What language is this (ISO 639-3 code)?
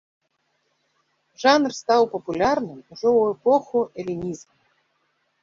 bel